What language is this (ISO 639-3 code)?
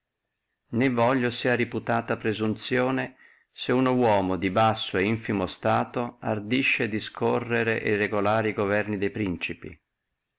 ita